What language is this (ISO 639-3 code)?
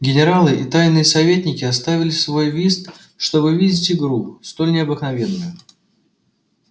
rus